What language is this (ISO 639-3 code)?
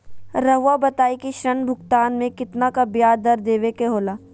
mag